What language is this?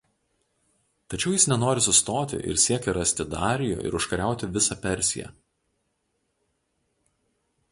Lithuanian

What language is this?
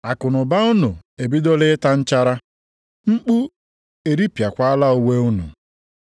Igbo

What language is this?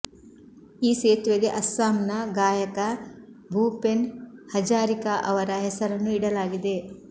Kannada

